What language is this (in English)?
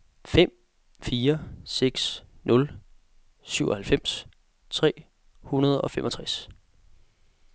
Danish